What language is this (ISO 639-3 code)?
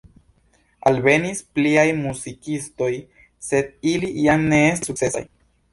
epo